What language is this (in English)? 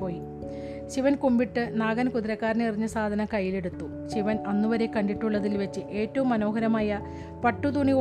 Malayalam